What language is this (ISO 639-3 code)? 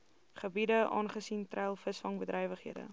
afr